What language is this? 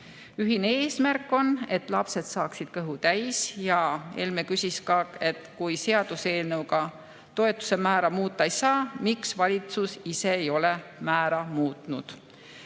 Estonian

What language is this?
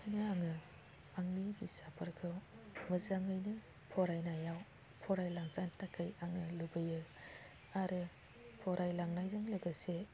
Bodo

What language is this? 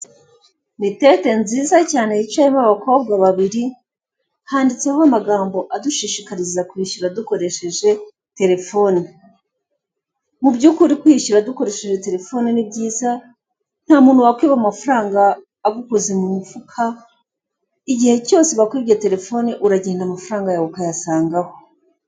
Kinyarwanda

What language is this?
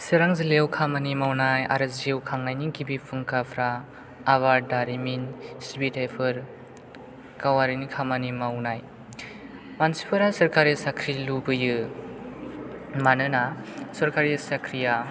Bodo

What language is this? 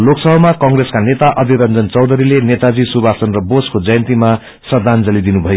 Nepali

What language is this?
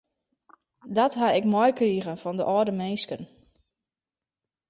Western Frisian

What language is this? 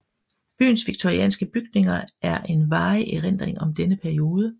Danish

